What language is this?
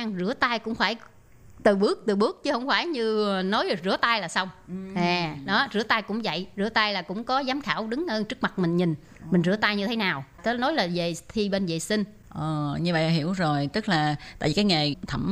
Vietnamese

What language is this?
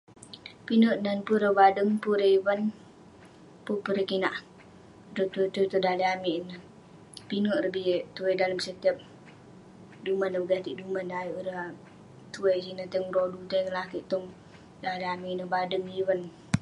Western Penan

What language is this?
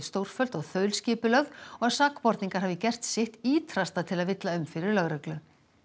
Icelandic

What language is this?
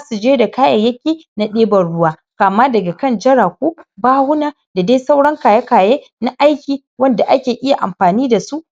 Hausa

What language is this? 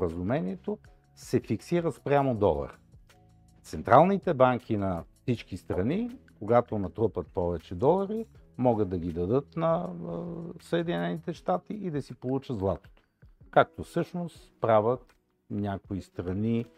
Bulgarian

